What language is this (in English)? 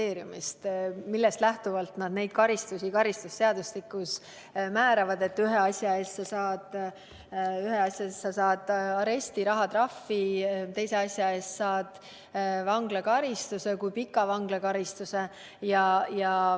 Estonian